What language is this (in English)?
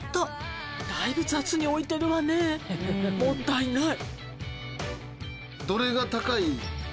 Japanese